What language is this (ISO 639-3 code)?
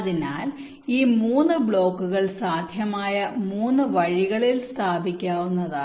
mal